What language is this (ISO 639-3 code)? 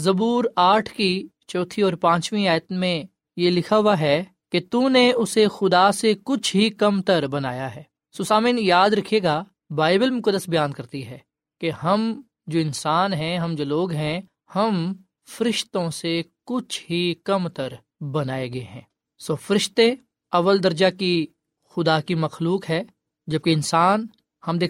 urd